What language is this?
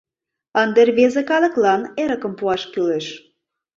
Mari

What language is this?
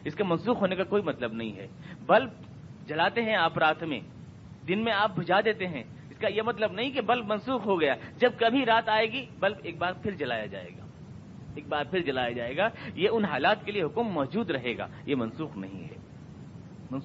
Urdu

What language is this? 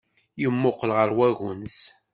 Kabyle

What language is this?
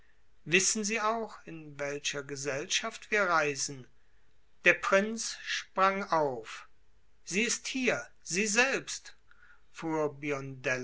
German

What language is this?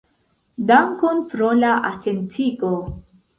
Esperanto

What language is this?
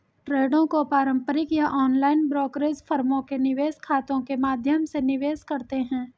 Hindi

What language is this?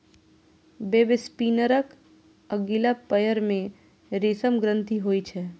Maithili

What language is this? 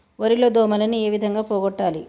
Telugu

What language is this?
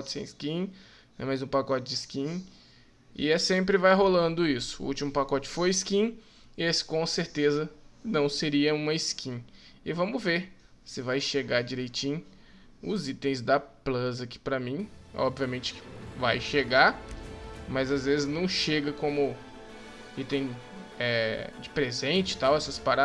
Portuguese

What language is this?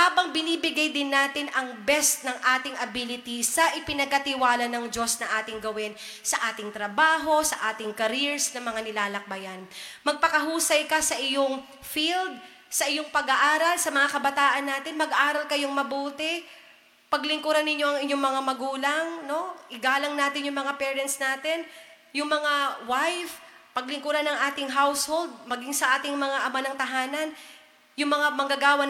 Filipino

